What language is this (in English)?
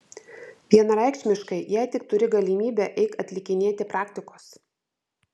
Lithuanian